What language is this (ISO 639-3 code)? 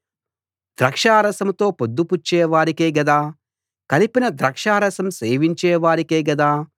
tel